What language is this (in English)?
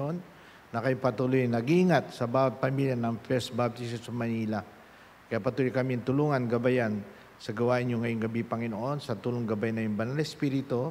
Filipino